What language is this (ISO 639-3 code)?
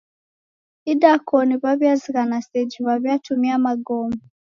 dav